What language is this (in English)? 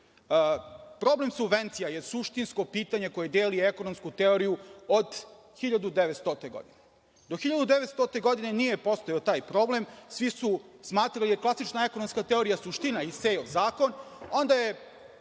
Serbian